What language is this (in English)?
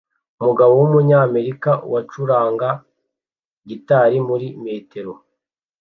Kinyarwanda